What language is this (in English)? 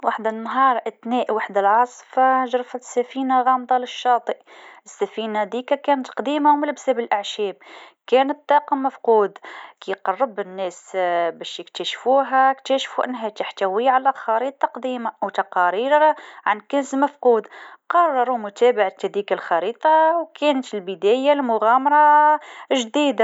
Tunisian Arabic